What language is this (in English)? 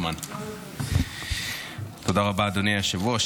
Hebrew